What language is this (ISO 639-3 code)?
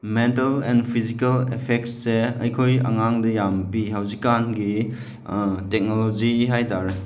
mni